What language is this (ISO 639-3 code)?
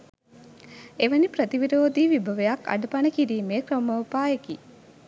sin